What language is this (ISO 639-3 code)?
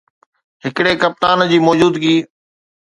snd